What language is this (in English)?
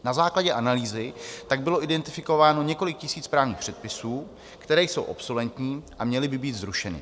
Czech